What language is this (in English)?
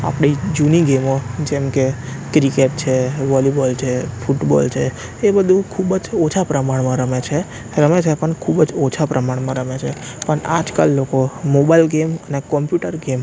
Gujarati